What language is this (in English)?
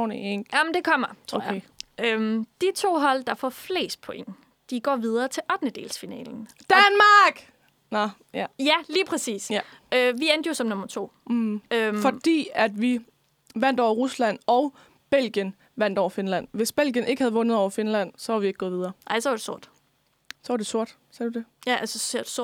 Danish